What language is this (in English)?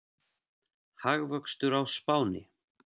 Icelandic